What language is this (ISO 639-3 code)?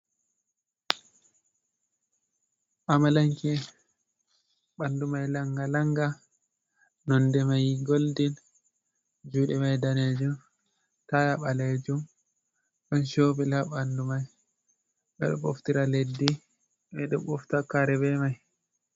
ful